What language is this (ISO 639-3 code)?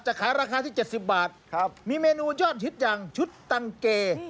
tha